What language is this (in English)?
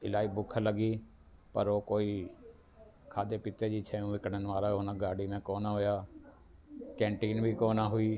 Sindhi